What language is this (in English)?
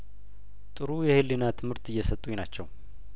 Amharic